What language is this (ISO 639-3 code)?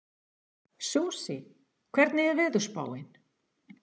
isl